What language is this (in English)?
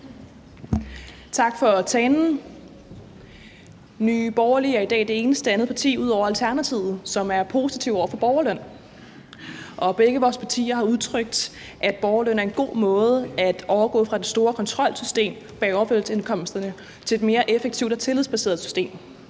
Danish